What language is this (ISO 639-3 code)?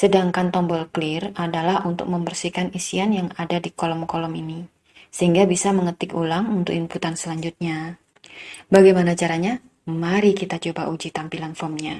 ind